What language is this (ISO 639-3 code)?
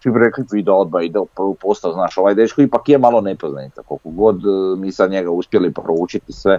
hrv